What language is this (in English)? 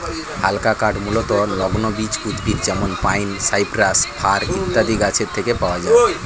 Bangla